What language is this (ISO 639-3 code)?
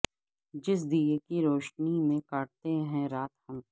urd